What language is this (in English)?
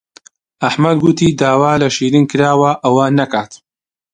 Central Kurdish